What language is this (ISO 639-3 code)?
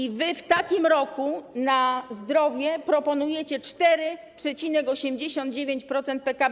pol